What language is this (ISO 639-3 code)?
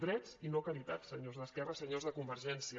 cat